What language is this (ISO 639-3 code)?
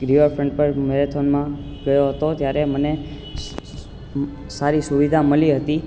guj